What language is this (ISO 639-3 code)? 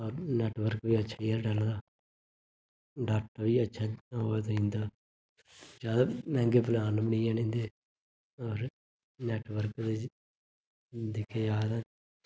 doi